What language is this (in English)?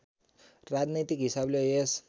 Nepali